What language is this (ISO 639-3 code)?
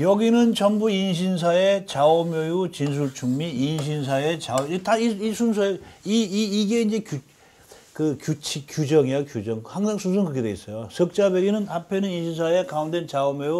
kor